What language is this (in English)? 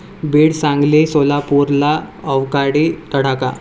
Marathi